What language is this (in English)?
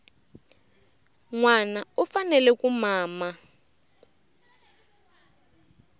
Tsonga